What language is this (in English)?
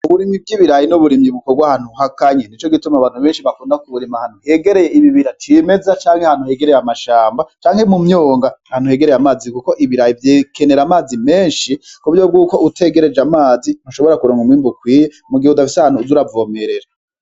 Rundi